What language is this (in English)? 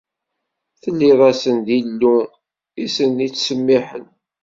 Kabyle